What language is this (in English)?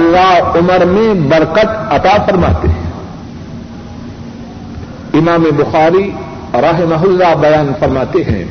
Urdu